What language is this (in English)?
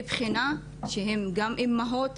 Hebrew